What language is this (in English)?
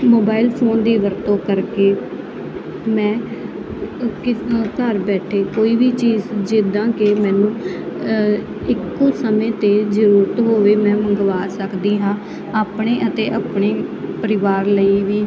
Punjabi